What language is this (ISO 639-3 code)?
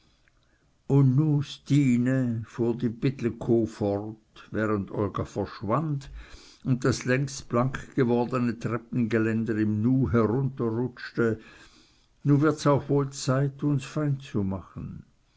deu